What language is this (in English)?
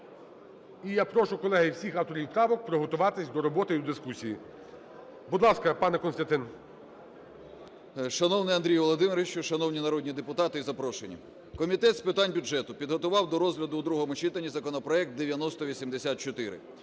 Ukrainian